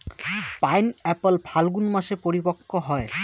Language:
Bangla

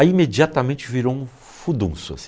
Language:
Portuguese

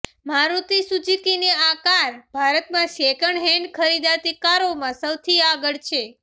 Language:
Gujarati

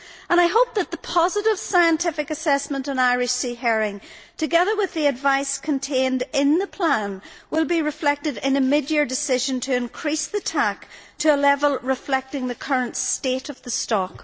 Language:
English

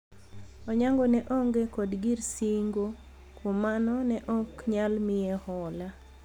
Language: Luo (Kenya and Tanzania)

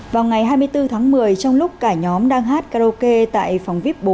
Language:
Vietnamese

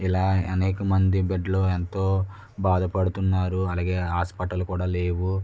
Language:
Telugu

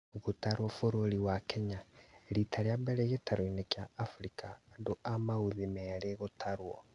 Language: Kikuyu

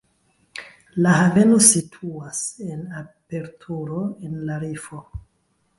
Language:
Esperanto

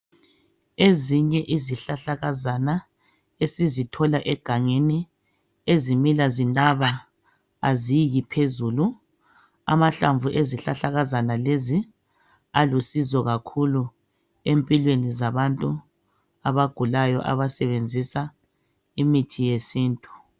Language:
North Ndebele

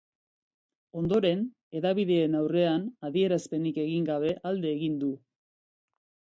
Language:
Basque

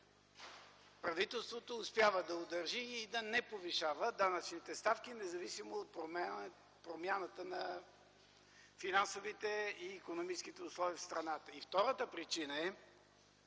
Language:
Bulgarian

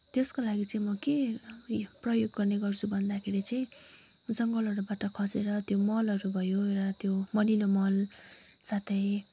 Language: Nepali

